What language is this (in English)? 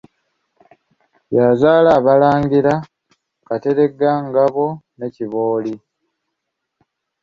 Ganda